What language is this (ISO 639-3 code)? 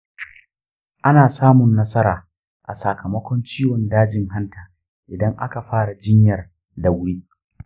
hau